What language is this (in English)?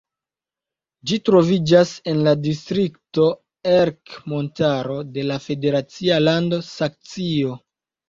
Esperanto